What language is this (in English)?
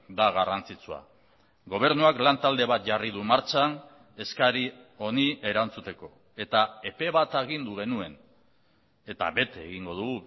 Basque